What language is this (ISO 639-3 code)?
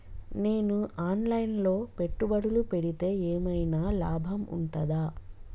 tel